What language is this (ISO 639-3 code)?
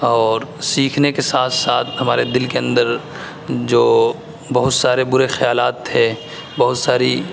urd